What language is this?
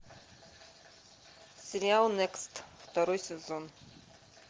Russian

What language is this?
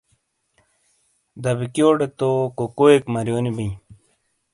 Shina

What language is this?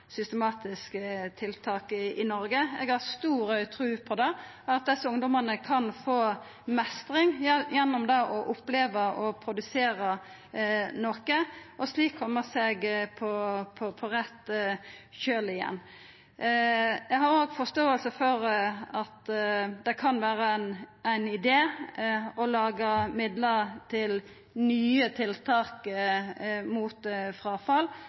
Norwegian Nynorsk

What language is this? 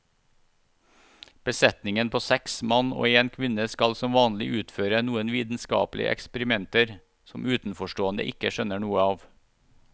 Norwegian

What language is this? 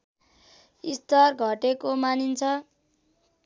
Nepali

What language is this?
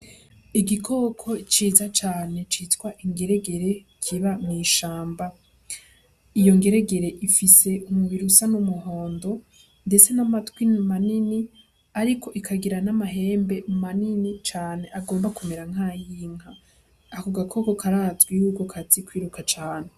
Rundi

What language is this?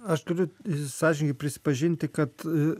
Lithuanian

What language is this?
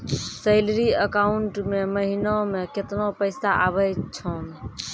Maithili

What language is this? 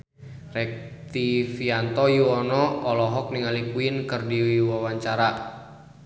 Sundanese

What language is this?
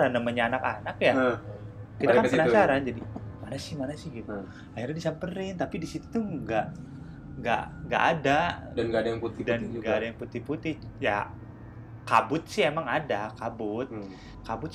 Indonesian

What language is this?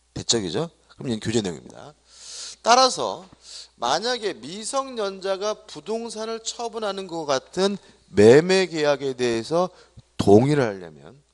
Korean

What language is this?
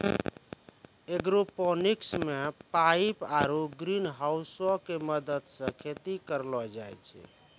Maithili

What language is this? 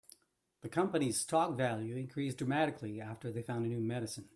English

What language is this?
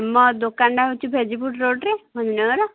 Odia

